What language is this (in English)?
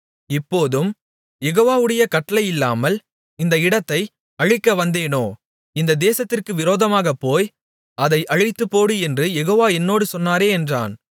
Tamil